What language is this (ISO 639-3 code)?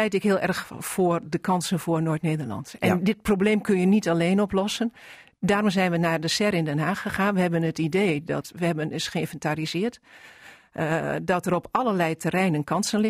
nld